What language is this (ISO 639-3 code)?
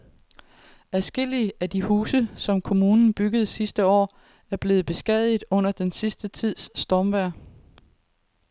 dan